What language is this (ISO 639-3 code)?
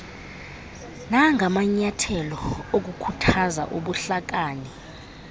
xho